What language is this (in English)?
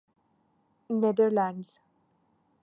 Urdu